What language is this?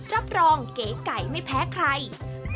Thai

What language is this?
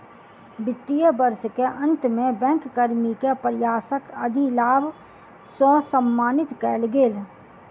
Maithili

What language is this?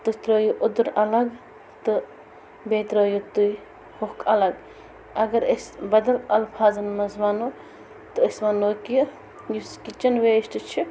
Kashmiri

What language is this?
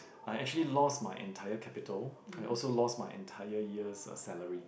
English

